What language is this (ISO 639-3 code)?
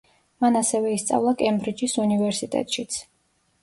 kat